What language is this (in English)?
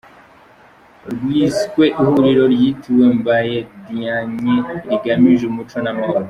Kinyarwanda